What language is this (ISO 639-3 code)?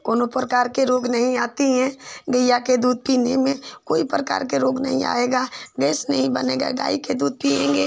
hin